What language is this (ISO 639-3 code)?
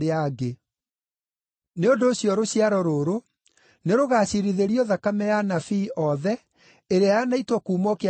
kik